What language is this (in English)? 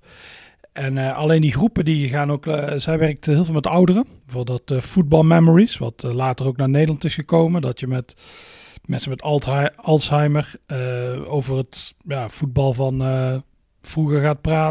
Dutch